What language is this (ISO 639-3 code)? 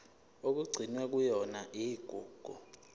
zul